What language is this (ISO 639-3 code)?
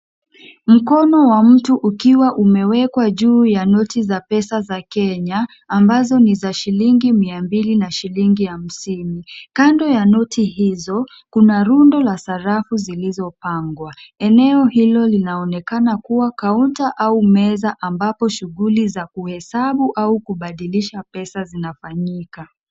swa